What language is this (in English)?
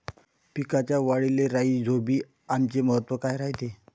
Marathi